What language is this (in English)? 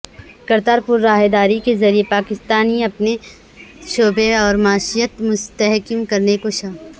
Urdu